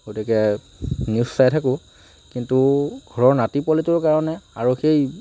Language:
Assamese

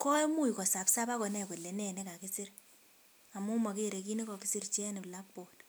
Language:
Kalenjin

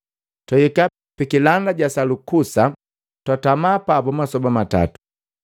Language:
Matengo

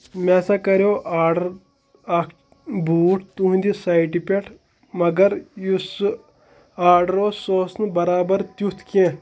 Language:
Kashmiri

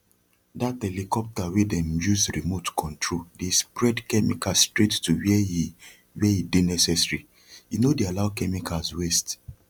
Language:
Nigerian Pidgin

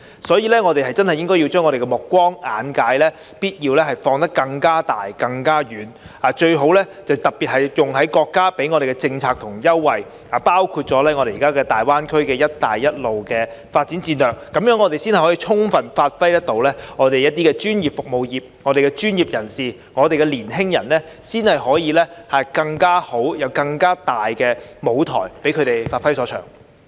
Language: Cantonese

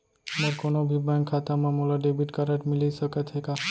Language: Chhattisgarhi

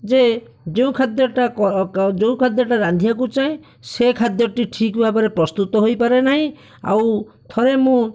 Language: Odia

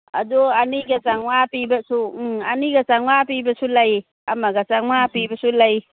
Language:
Manipuri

